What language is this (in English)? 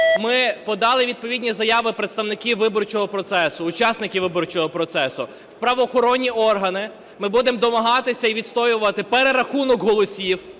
Ukrainian